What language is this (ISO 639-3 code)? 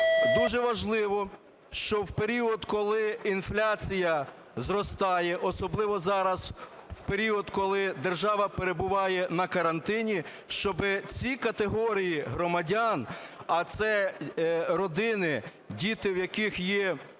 ukr